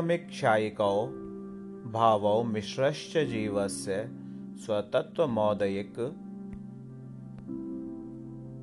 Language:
Hindi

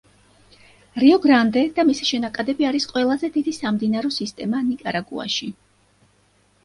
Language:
Georgian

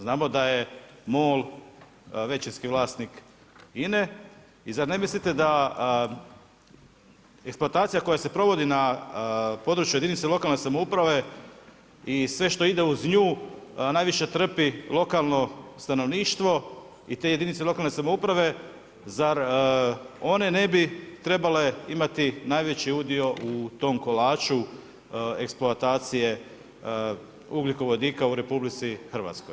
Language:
Croatian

